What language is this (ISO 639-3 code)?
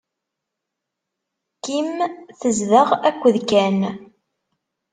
kab